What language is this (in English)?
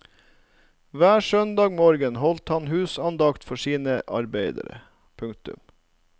Norwegian